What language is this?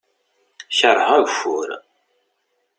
Kabyle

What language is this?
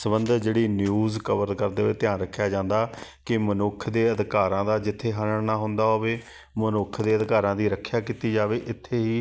Punjabi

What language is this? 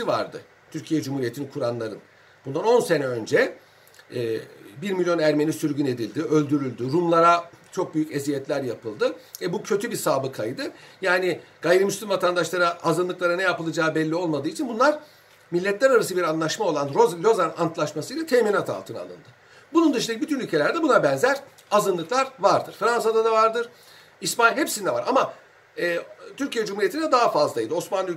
Turkish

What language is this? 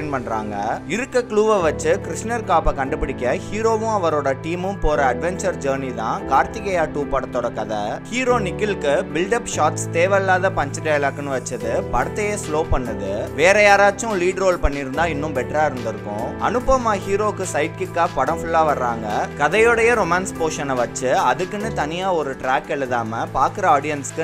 Hindi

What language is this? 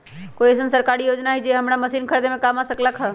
Magahi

